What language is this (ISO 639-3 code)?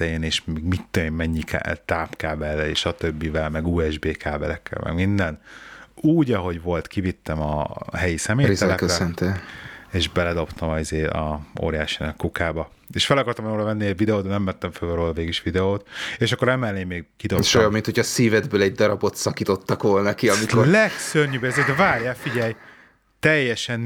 hun